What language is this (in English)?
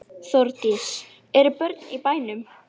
Icelandic